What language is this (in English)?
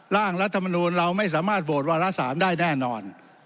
Thai